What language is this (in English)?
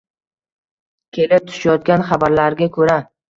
Uzbek